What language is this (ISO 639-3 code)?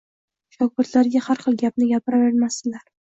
uzb